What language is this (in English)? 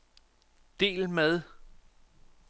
Danish